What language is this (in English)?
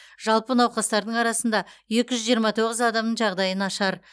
Kazakh